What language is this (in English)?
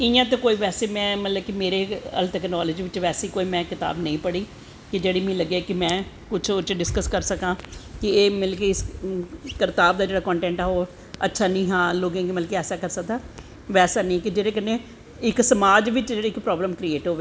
Dogri